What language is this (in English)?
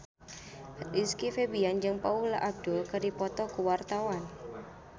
Sundanese